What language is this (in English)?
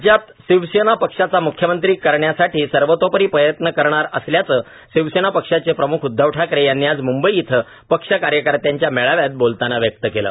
Marathi